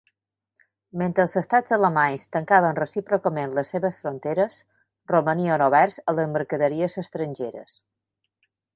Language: Catalan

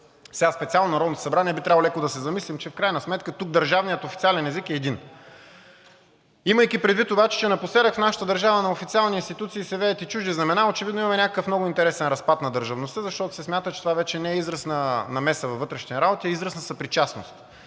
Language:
Bulgarian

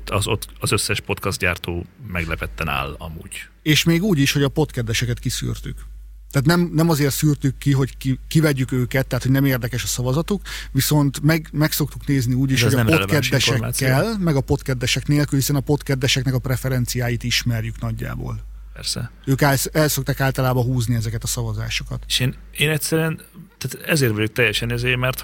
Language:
Hungarian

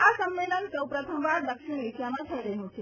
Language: Gujarati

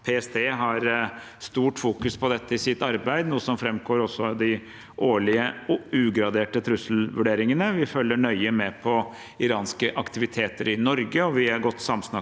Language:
Norwegian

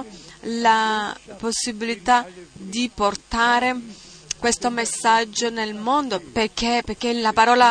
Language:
Italian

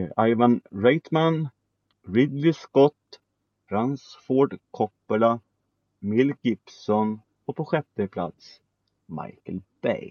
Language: Swedish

